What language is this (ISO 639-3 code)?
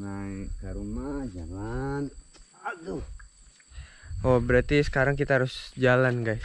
ind